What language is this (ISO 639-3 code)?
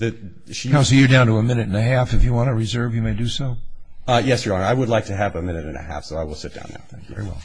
eng